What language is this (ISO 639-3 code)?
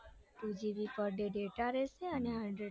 guj